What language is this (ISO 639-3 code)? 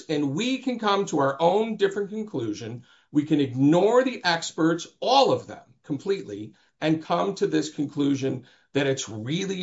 eng